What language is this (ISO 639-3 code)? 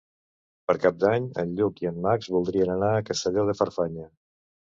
cat